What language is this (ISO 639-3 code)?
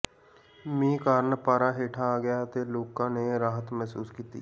pan